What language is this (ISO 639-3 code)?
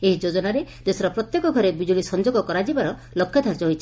ori